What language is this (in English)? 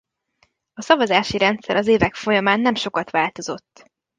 Hungarian